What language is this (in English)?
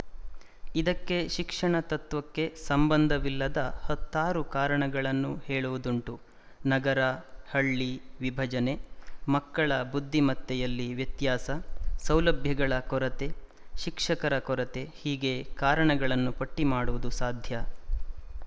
Kannada